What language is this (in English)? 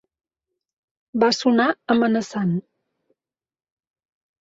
Catalan